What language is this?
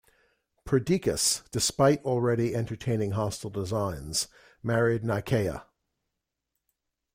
English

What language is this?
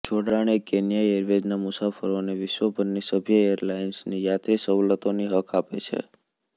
Gujarati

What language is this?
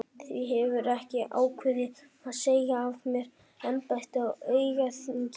Icelandic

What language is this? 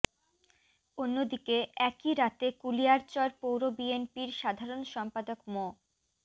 Bangla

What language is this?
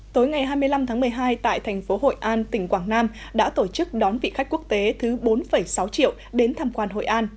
Vietnamese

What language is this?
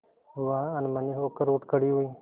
Hindi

